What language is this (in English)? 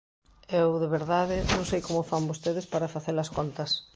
Galician